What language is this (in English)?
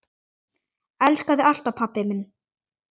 Icelandic